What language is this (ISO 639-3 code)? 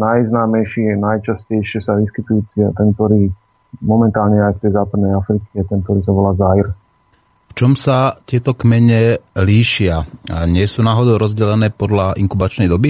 slk